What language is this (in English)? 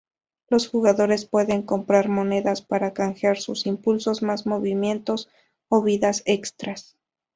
Spanish